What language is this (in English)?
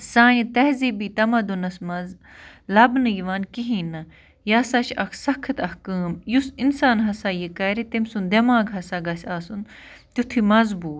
Kashmiri